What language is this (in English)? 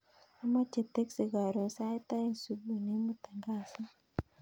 Kalenjin